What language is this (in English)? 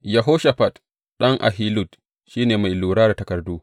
Hausa